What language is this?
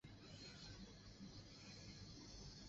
Chinese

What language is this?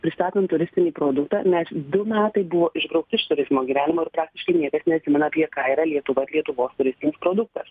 Lithuanian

